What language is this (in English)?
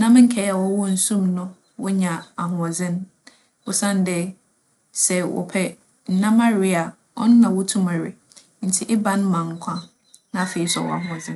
Akan